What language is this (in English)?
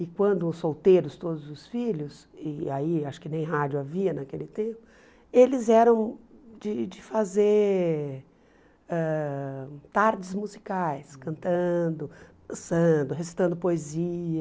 Portuguese